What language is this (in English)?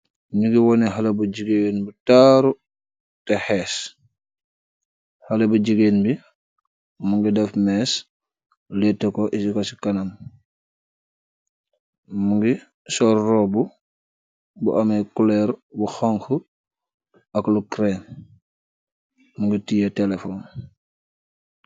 Wolof